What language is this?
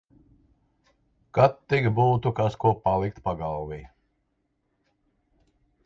Latvian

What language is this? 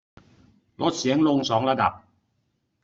Thai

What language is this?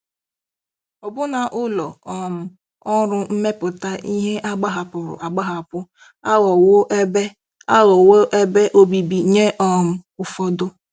Igbo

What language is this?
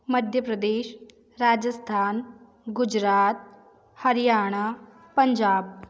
Hindi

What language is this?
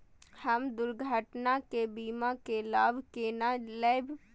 Maithili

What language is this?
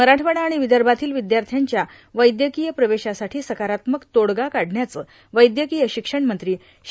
Marathi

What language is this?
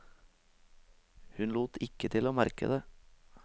Norwegian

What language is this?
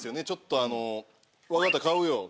Japanese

